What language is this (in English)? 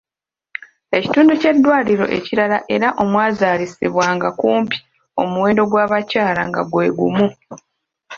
Ganda